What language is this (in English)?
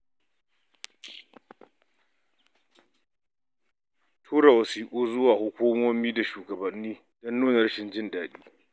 Hausa